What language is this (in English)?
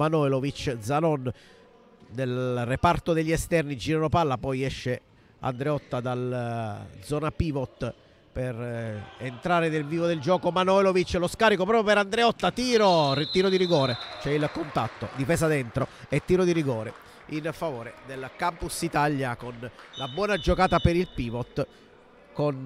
Italian